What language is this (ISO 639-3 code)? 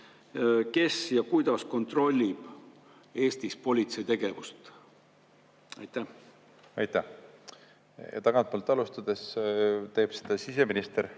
est